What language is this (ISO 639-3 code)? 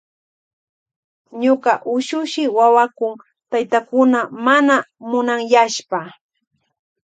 qvj